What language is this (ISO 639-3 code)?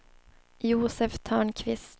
swe